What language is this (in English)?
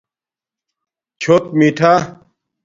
Domaaki